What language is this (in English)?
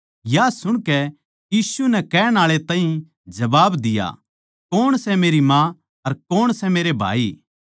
Haryanvi